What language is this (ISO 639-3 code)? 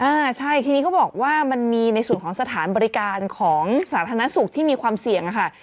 tha